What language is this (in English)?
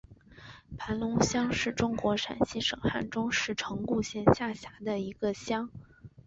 Chinese